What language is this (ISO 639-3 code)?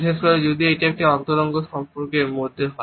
ben